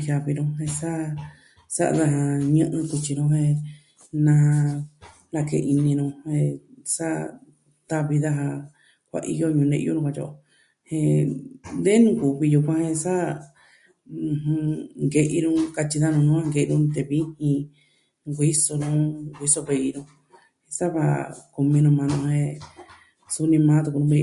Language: Southwestern Tlaxiaco Mixtec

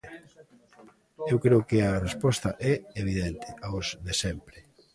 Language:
Galician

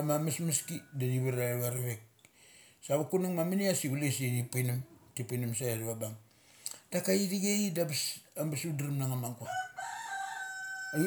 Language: Mali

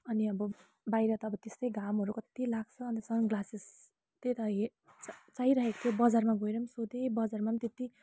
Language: Nepali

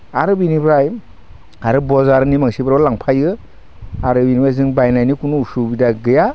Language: Bodo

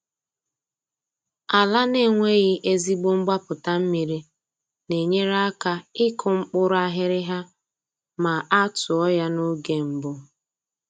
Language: Igbo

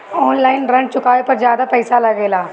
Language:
Bhojpuri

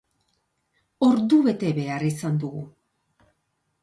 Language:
Basque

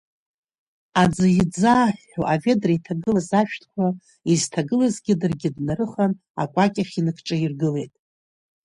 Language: Abkhazian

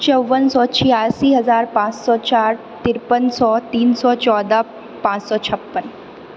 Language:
Maithili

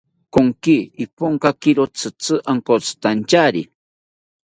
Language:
South Ucayali Ashéninka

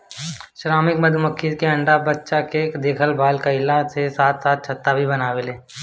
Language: Bhojpuri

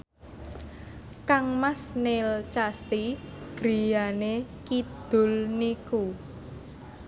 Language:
Javanese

